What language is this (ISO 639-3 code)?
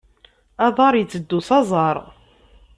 kab